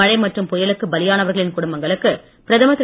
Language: Tamil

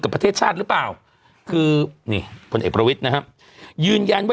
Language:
Thai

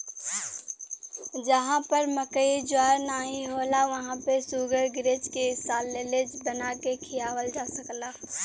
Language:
Bhojpuri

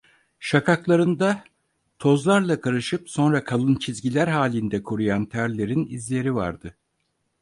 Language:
Turkish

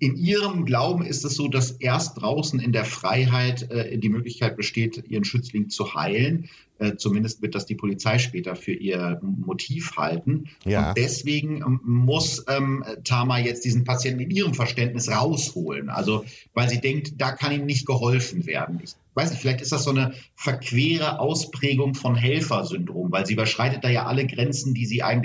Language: German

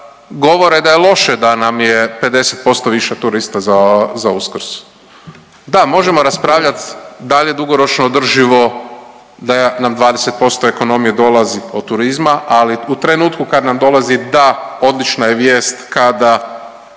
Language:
Croatian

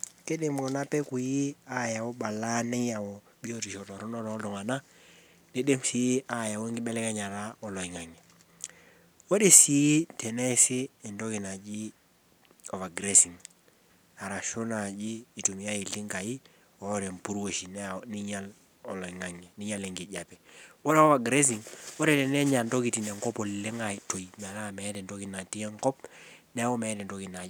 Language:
Masai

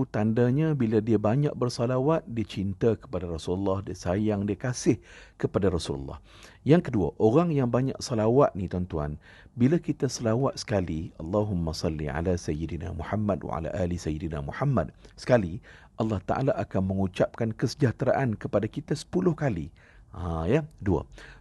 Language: Malay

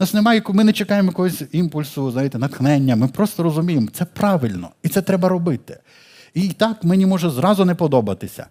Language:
Ukrainian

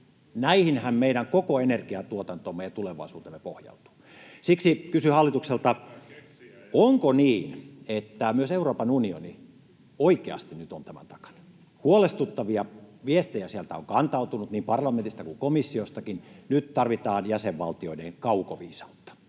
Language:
Finnish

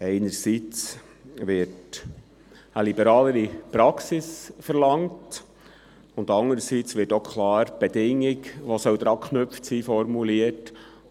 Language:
Swiss German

